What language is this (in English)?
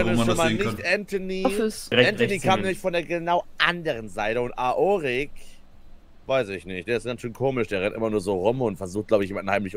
German